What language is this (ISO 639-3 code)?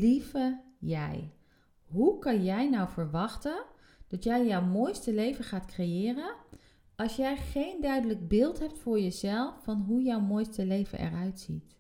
nld